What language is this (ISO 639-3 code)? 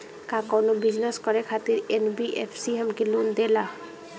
bho